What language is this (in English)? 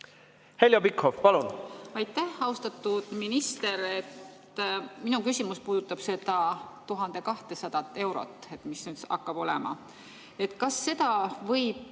Estonian